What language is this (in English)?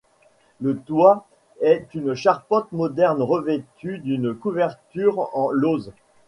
French